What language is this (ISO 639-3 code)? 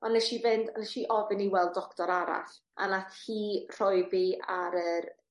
cym